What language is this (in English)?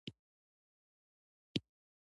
Pashto